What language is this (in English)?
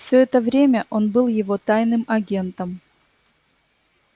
Russian